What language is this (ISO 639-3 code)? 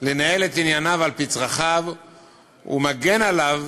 heb